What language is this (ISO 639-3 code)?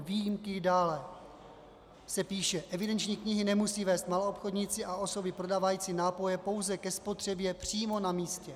ces